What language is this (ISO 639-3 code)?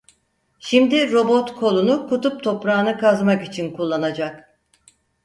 tur